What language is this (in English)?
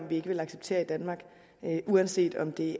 Danish